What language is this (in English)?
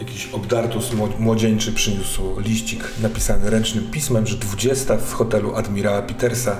Polish